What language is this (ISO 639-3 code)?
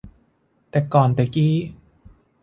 tha